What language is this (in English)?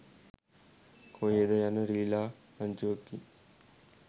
Sinhala